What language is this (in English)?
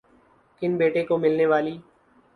Urdu